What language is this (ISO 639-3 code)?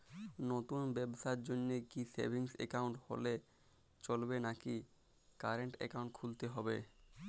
ben